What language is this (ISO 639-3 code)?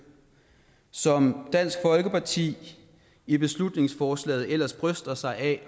dan